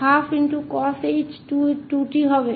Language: Hindi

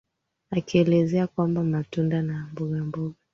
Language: Swahili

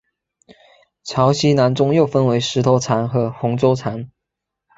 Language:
Chinese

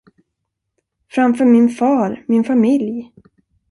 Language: Swedish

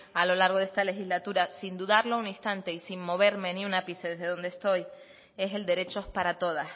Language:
Spanish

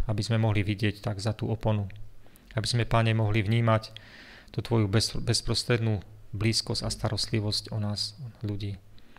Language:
Slovak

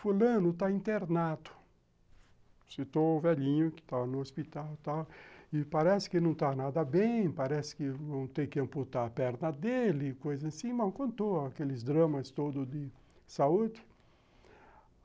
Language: Portuguese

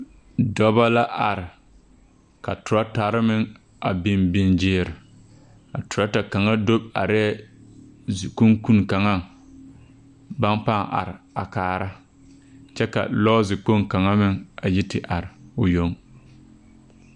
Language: Southern Dagaare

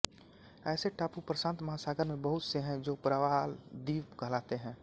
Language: Hindi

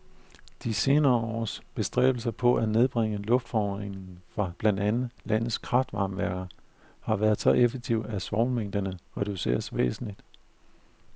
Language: Danish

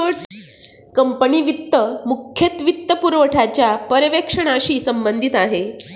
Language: Marathi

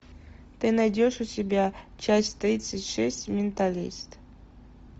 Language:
Russian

